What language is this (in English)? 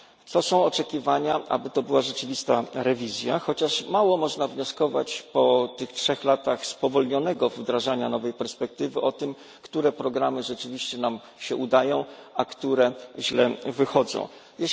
Polish